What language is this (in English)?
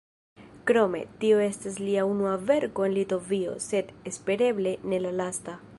Esperanto